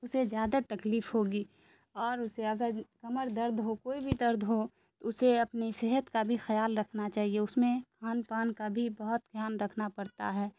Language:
Urdu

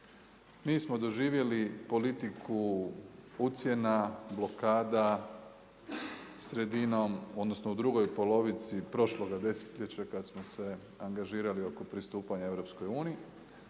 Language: Croatian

